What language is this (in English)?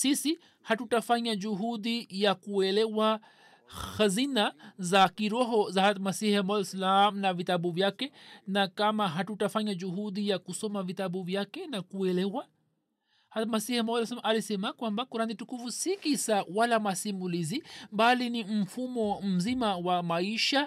Swahili